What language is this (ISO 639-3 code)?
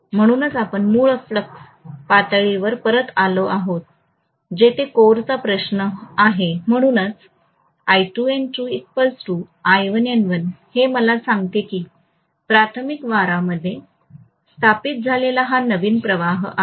mar